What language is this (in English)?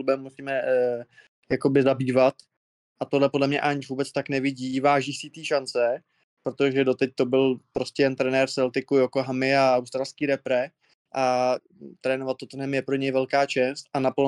Czech